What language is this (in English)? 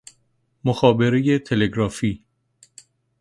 Persian